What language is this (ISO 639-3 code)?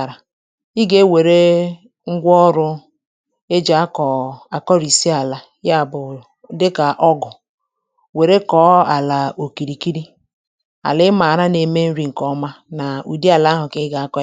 ibo